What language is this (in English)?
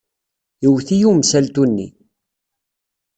Kabyle